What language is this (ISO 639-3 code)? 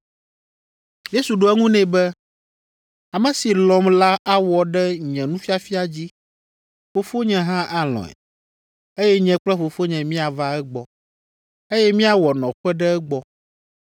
ewe